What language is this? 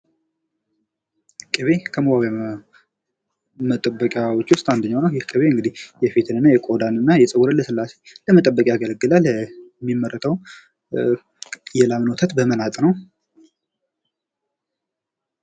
Amharic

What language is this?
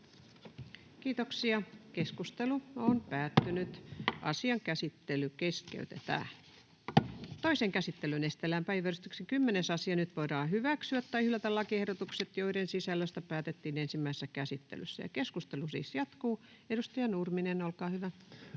Finnish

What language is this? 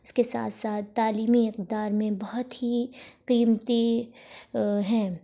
Urdu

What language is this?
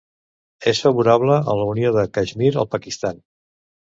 Catalan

